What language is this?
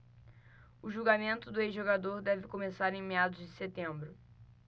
Portuguese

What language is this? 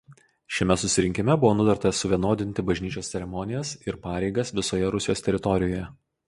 Lithuanian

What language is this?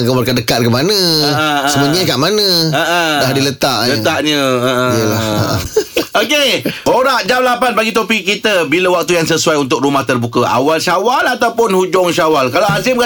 Malay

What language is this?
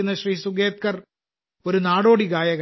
Malayalam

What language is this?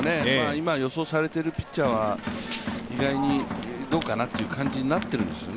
Japanese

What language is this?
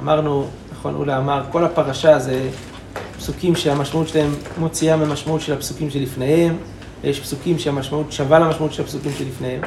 Hebrew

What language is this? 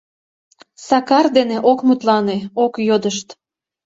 Mari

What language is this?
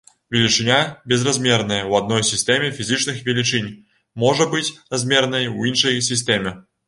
Belarusian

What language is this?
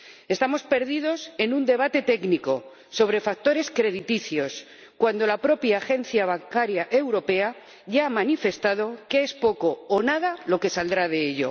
Spanish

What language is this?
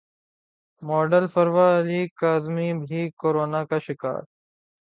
Urdu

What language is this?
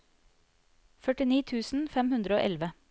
Norwegian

